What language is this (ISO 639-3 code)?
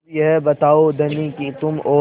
hin